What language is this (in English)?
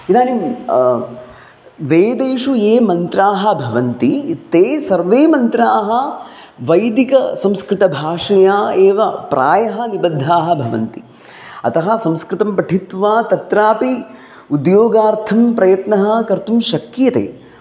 Sanskrit